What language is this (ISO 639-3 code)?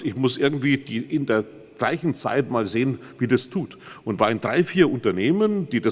deu